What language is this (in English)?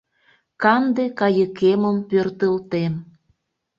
Mari